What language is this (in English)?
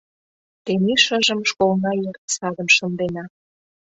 Mari